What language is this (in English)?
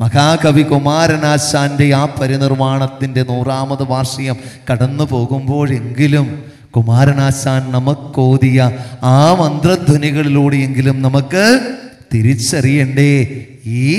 Malayalam